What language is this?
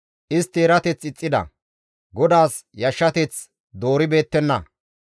Gamo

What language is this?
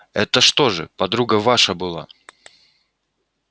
Russian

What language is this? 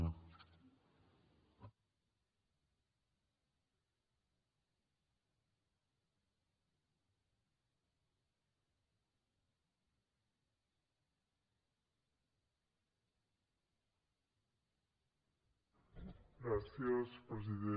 Catalan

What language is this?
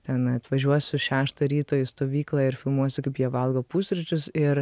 Lithuanian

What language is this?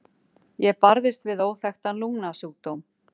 Icelandic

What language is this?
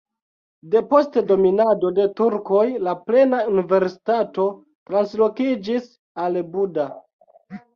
Esperanto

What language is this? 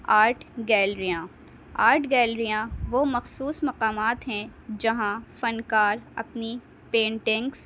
Urdu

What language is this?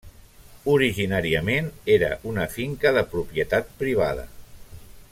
Catalan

